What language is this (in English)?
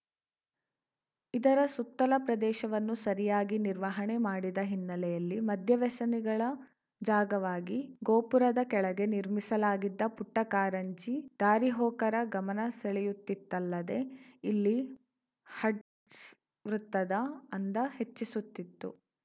Kannada